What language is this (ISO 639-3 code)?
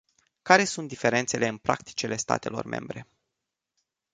ron